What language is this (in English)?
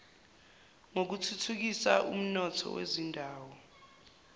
Zulu